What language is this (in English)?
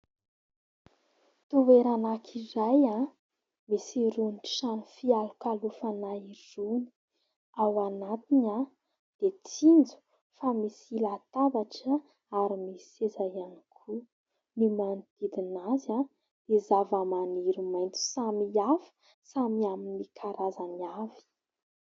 Malagasy